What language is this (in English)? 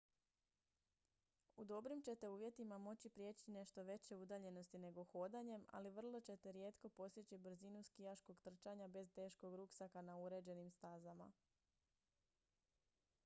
Croatian